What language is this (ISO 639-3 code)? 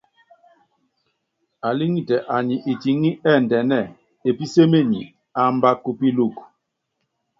yav